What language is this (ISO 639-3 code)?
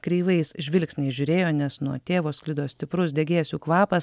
lit